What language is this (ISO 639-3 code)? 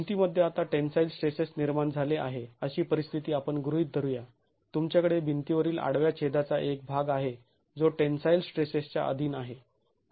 mar